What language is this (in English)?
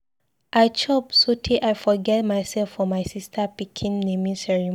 Nigerian Pidgin